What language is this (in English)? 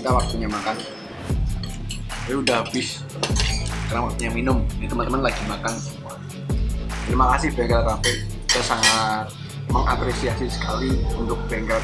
Indonesian